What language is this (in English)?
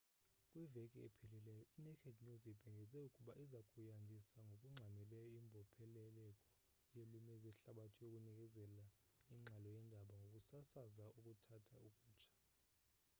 Xhosa